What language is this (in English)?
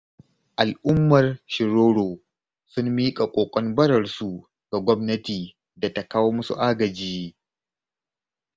Hausa